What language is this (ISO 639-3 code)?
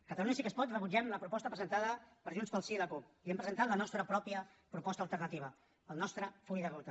cat